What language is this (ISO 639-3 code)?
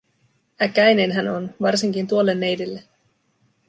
fin